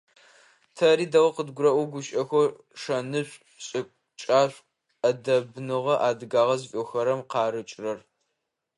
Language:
Adyghe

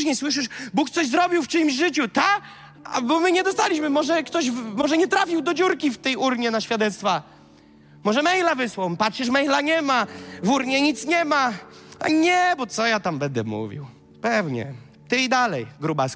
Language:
Polish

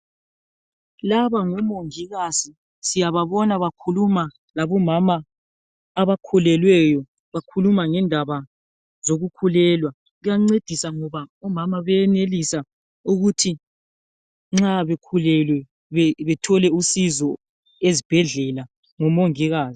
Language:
North Ndebele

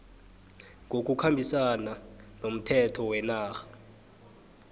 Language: South Ndebele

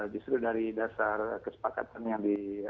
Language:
Indonesian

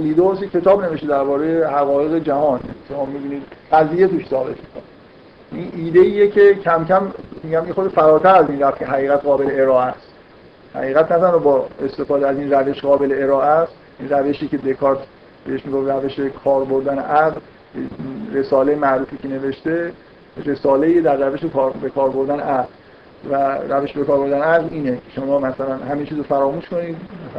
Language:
Persian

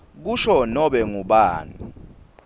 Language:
Swati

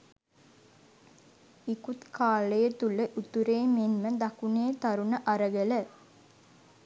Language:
Sinhala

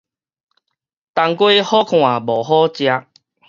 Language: Min Nan Chinese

